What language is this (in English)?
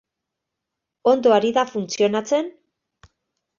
Basque